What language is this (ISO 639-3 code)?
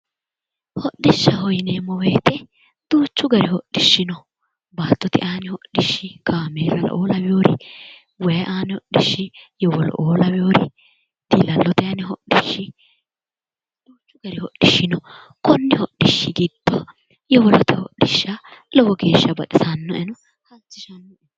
sid